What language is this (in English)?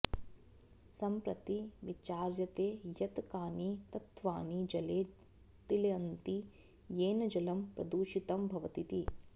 Sanskrit